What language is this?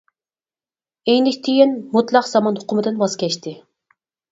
Uyghur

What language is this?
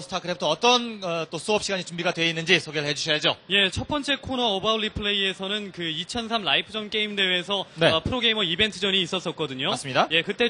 Korean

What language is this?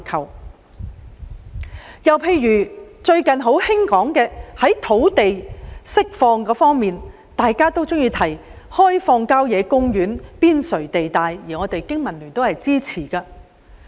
Cantonese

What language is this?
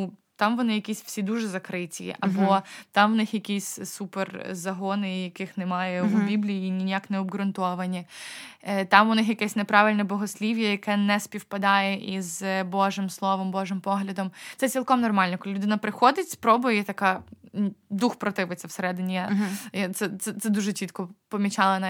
Ukrainian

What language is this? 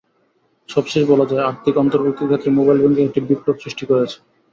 Bangla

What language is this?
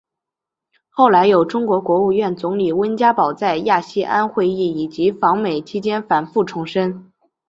Chinese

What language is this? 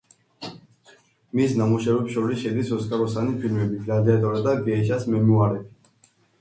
Georgian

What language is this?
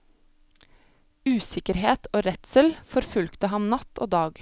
Norwegian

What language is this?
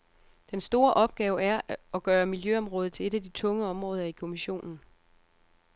Danish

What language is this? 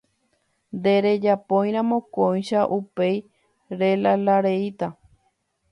Guarani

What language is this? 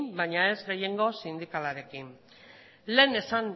Basque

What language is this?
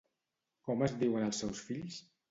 Catalan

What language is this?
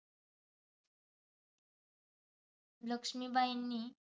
Marathi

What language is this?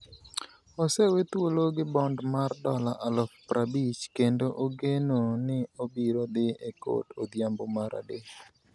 Luo (Kenya and Tanzania)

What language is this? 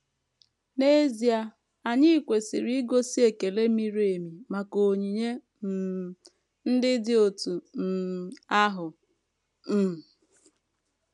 Igbo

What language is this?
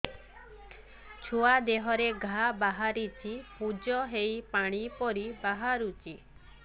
Odia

